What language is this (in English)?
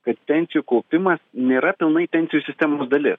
Lithuanian